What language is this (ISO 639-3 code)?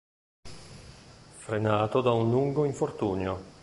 ita